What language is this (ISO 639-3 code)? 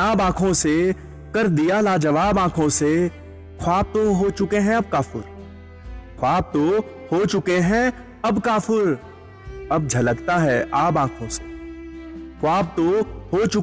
hin